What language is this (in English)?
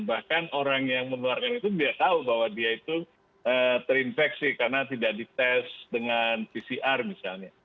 Indonesian